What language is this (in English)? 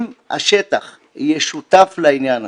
Hebrew